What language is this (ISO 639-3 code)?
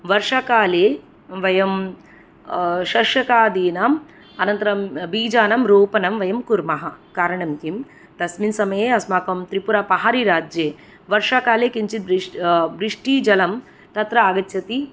san